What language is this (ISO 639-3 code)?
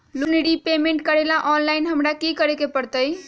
mag